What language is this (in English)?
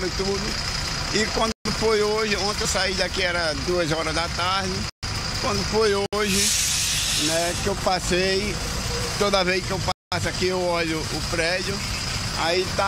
Portuguese